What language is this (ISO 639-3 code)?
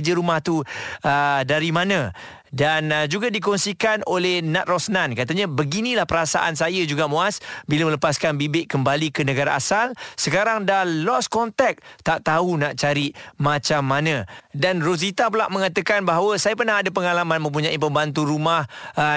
msa